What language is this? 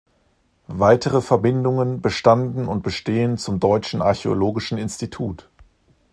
German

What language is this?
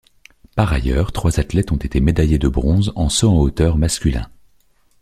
French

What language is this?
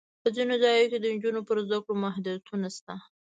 Pashto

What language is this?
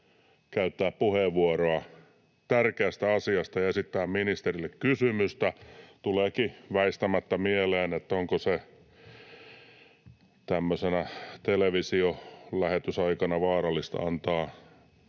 Finnish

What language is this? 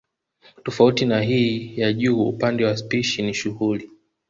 Swahili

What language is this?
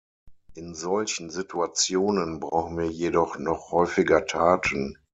German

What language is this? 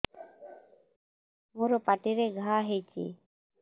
Odia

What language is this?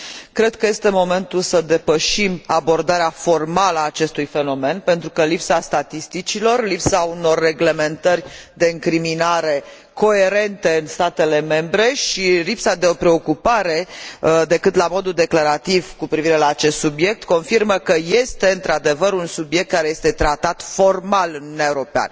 Romanian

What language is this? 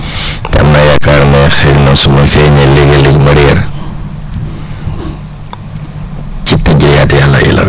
Wolof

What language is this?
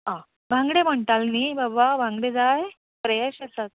Konkani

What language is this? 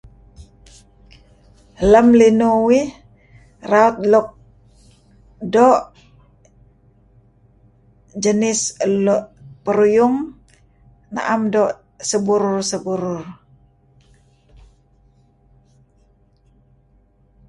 Kelabit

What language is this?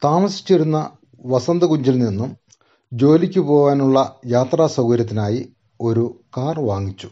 Malayalam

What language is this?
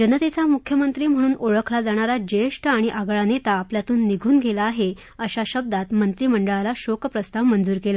Marathi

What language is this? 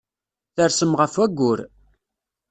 Kabyle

